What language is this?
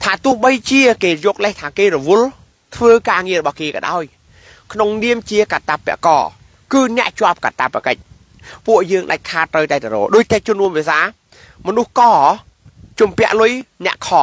Thai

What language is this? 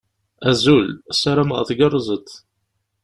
Kabyle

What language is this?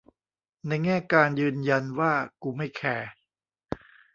Thai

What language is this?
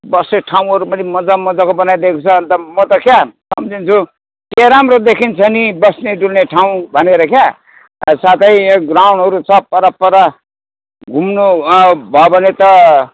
Nepali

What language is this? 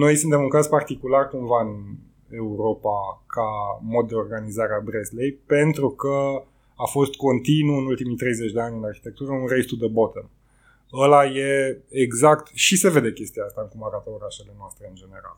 Romanian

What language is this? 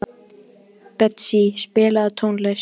Icelandic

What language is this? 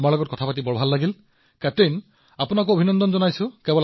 Assamese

